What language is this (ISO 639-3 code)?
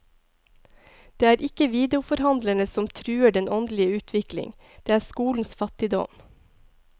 nor